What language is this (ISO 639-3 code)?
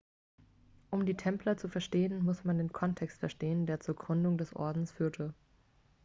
deu